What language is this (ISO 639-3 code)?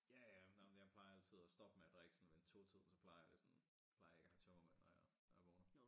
dan